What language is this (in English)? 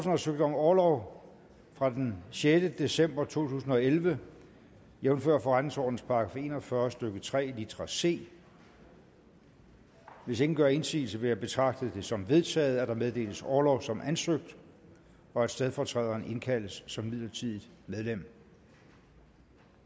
Danish